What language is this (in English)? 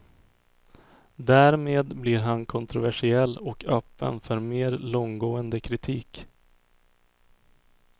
Swedish